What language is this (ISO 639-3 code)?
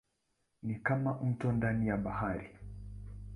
swa